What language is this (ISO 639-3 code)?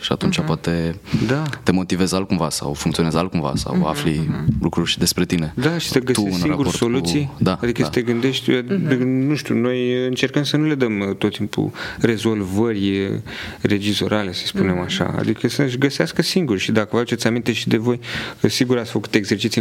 ron